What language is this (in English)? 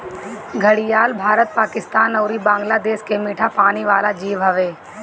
Bhojpuri